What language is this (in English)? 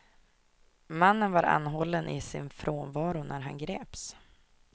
Swedish